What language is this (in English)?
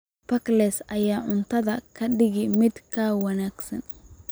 Somali